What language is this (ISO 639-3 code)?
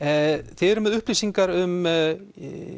isl